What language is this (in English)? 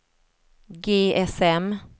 Swedish